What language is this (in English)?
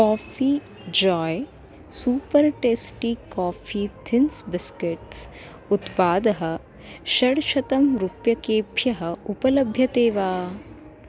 Sanskrit